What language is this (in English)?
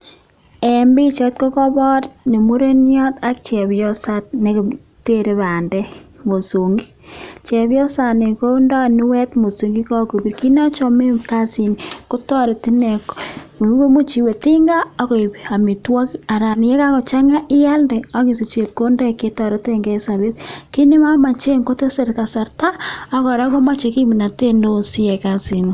Kalenjin